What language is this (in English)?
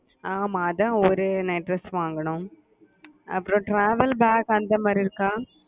Tamil